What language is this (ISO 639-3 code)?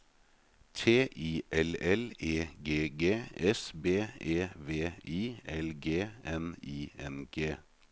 nor